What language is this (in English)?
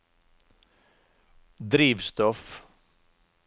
Norwegian